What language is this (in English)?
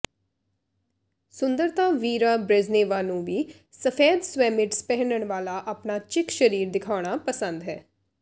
Punjabi